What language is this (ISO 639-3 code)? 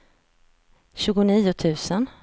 swe